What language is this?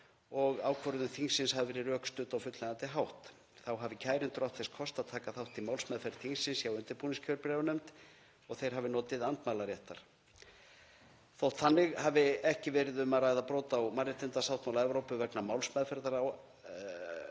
Icelandic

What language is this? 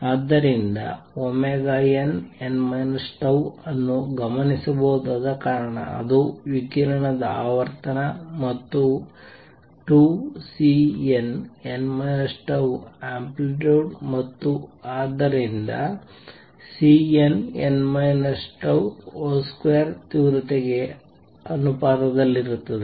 Kannada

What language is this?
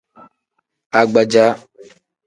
Tem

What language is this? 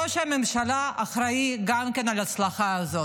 Hebrew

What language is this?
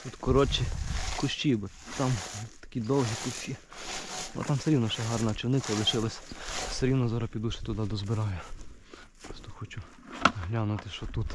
Ukrainian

